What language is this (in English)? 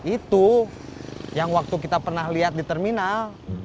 Indonesian